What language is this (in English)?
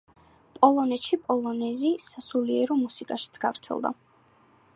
Georgian